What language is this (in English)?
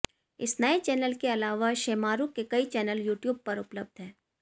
Hindi